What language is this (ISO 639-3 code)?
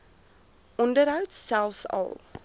afr